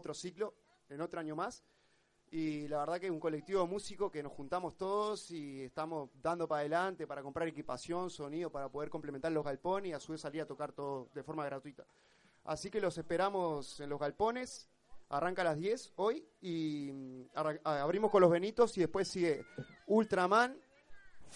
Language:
Spanish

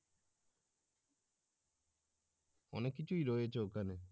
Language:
Bangla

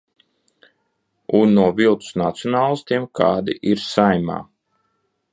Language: Latvian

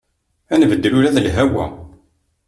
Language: Kabyle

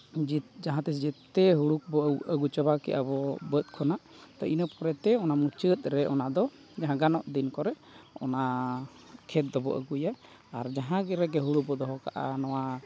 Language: Santali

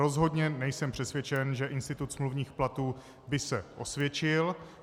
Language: Czech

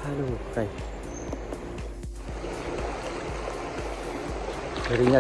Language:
Indonesian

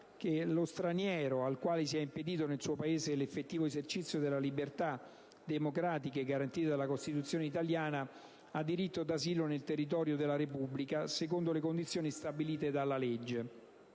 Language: Italian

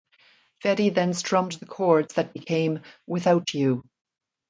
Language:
English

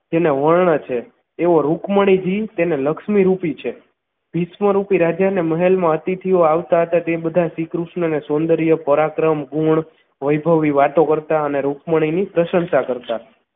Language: Gujarati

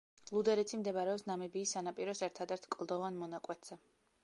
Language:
Georgian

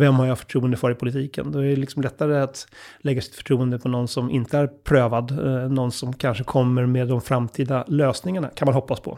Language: Swedish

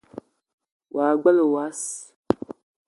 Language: Eton (Cameroon)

